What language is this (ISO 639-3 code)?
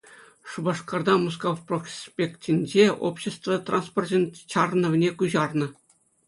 chv